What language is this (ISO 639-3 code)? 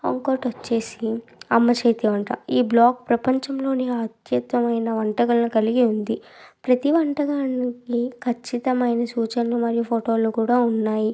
tel